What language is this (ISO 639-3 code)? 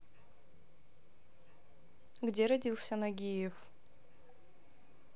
rus